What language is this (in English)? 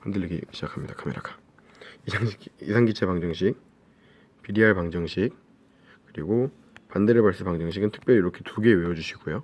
Korean